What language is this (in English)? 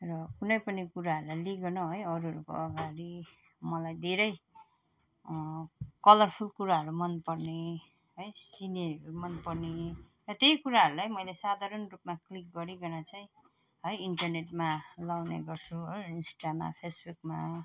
Nepali